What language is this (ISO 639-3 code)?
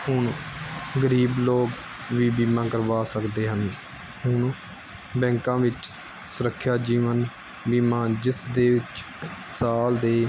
pan